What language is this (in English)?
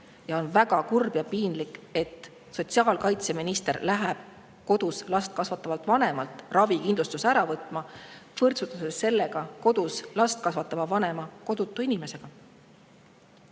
Estonian